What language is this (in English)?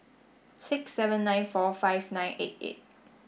English